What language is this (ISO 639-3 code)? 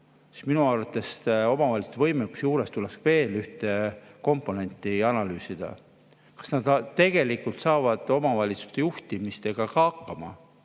est